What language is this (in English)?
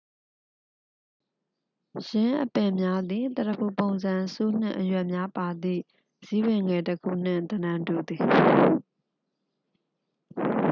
Burmese